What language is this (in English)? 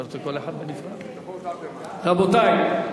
Hebrew